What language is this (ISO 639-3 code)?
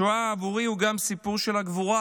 heb